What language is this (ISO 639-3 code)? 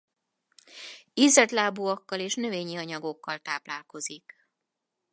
hun